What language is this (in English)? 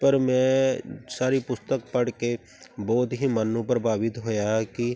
Punjabi